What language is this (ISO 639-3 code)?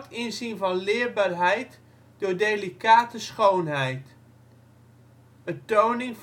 nld